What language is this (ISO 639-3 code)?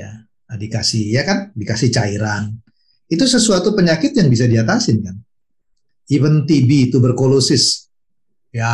ind